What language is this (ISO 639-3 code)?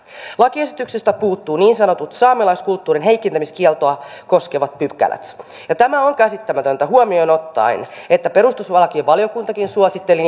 fin